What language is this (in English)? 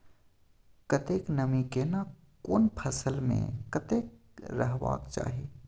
Maithili